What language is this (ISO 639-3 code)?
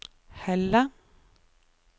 nor